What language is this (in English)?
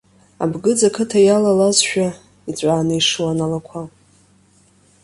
Abkhazian